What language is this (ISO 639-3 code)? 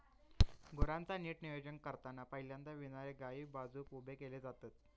mar